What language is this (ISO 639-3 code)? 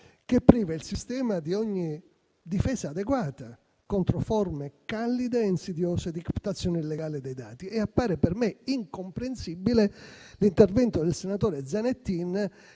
ita